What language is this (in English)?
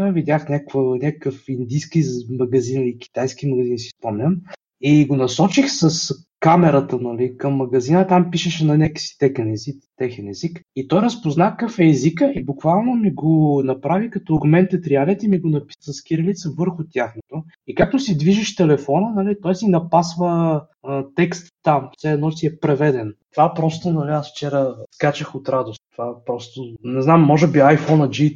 Bulgarian